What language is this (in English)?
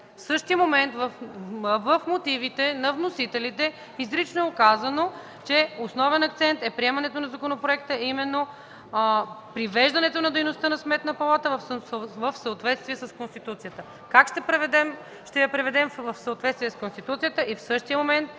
Bulgarian